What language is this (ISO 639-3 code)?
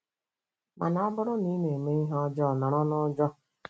ibo